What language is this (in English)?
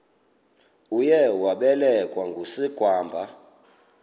Xhosa